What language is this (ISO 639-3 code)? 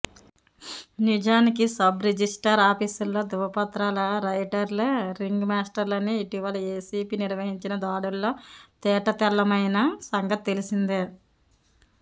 tel